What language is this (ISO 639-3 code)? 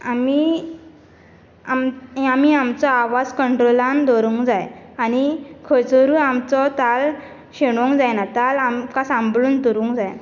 kok